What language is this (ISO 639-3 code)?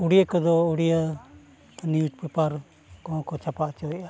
sat